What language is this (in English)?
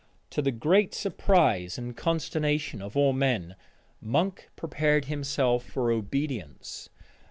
English